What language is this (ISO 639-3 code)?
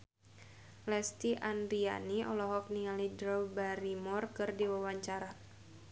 sun